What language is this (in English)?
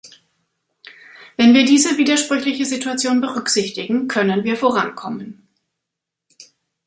German